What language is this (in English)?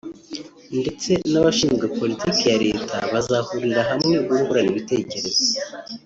Kinyarwanda